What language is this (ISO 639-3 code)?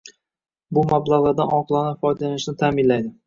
uzb